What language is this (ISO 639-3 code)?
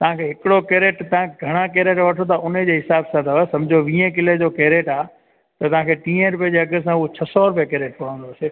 snd